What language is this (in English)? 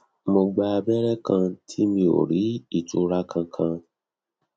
Yoruba